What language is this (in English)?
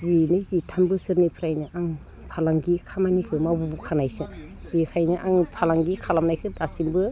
Bodo